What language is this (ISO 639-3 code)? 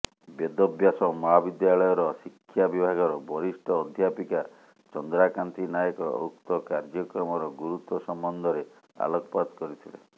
ori